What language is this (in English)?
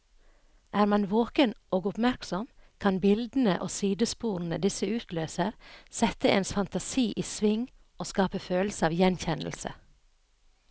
Norwegian